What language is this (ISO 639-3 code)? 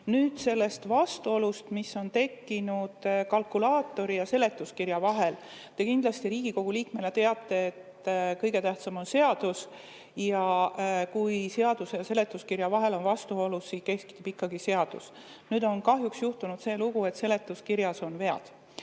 est